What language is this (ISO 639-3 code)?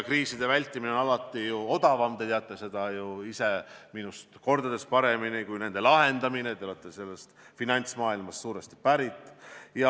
est